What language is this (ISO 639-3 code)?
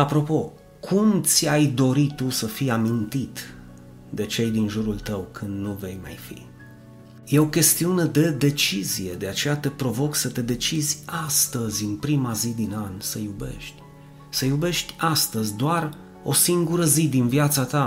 ron